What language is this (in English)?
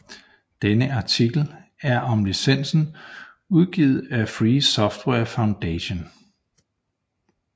Danish